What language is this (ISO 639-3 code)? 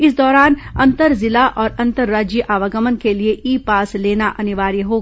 hin